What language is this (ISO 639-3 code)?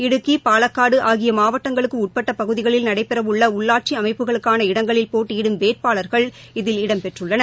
tam